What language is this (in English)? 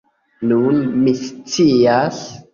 Esperanto